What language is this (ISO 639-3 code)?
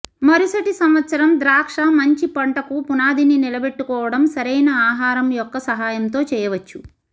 tel